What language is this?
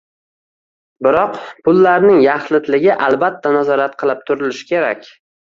Uzbek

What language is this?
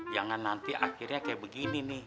Indonesian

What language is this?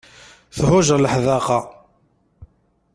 Kabyle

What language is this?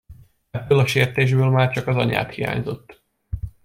Hungarian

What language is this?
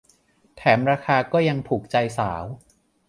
Thai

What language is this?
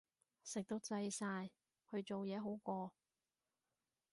Cantonese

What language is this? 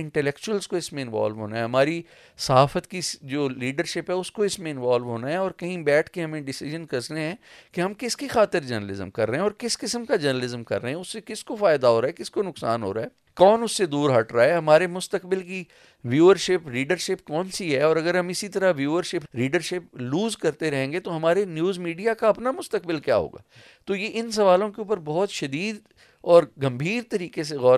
Urdu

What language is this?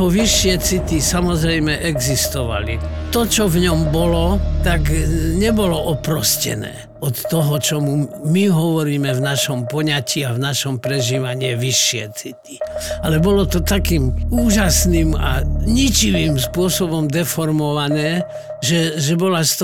Slovak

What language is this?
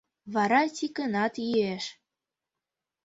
Mari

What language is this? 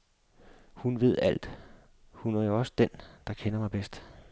Danish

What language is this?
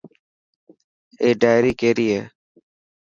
Dhatki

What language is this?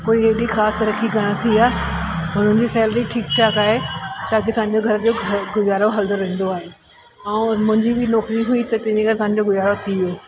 Sindhi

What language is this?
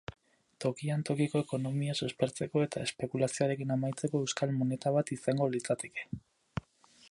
Basque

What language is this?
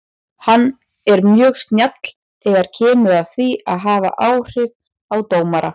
Icelandic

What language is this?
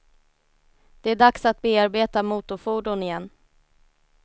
Swedish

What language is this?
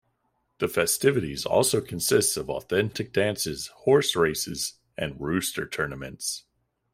English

